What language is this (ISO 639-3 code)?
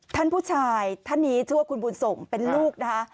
tha